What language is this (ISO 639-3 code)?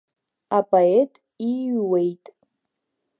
abk